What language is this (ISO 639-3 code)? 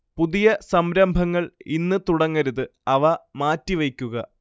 mal